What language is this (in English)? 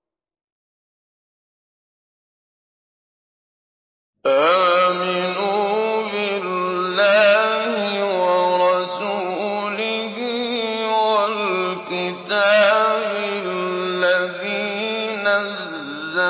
Arabic